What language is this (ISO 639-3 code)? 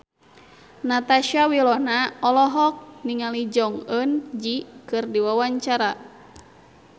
sun